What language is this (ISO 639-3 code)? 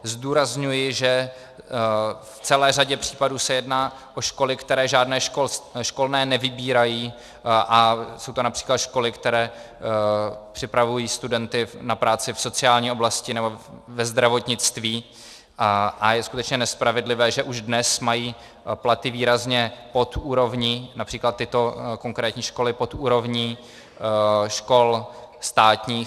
ces